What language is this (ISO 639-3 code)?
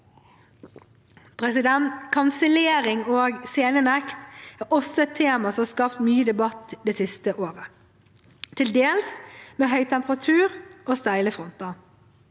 nor